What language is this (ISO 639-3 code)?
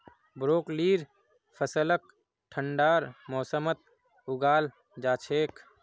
mag